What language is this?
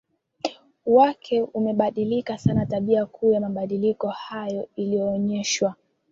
Swahili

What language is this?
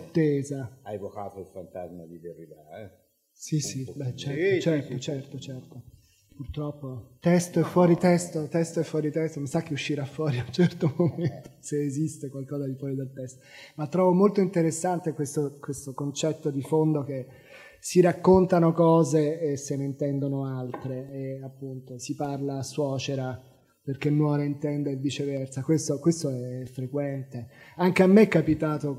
Italian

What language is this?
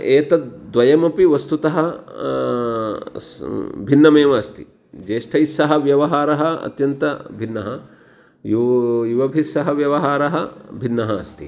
Sanskrit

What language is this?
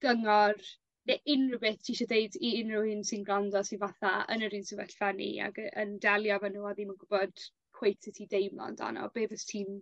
Welsh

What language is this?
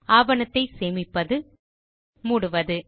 Tamil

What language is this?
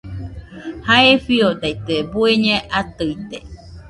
Nüpode Huitoto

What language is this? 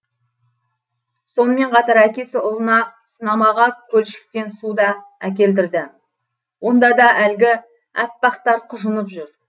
Kazakh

